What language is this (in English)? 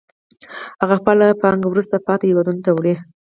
Pashto